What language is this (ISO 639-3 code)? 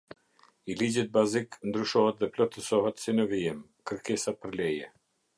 sqi